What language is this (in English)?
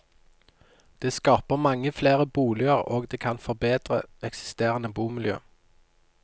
Norwegian